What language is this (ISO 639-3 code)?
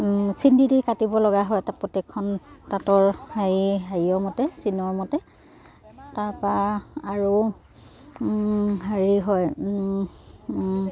asm